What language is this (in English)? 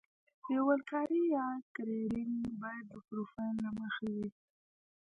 Pashto